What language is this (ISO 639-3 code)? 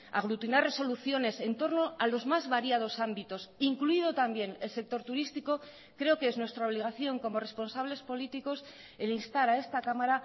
spa